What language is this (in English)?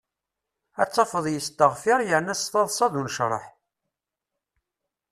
Kabyle